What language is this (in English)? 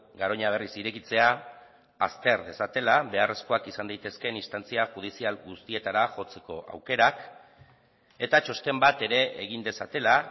Basque